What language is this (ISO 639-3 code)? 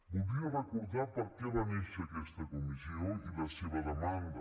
cat